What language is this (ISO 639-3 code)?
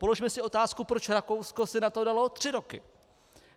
ces